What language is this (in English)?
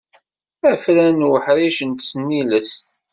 Kabyle